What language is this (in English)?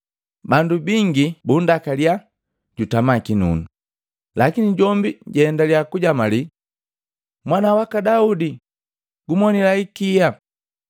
Matengo